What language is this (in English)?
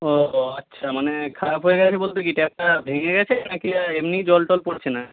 Bangla